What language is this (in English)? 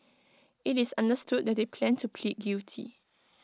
English